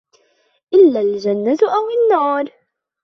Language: Arabic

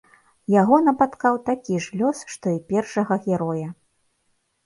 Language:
Belarusian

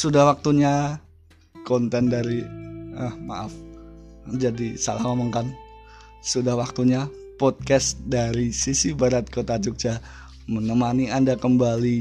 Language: Indonesian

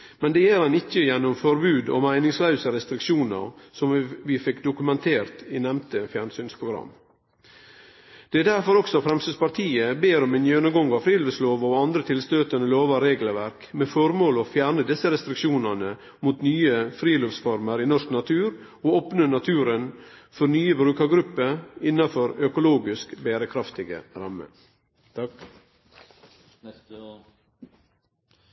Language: Norwegian Nynorsk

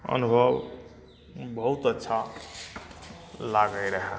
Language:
Maithili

